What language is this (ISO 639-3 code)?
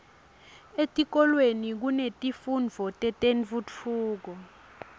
ssw